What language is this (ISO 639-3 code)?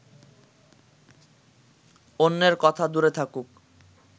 ben